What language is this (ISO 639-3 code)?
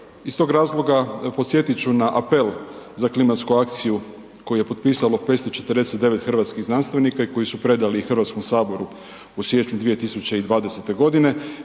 hrv